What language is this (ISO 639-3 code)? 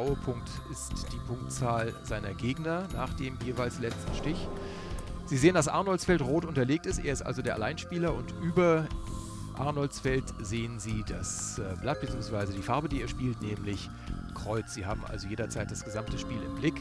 deu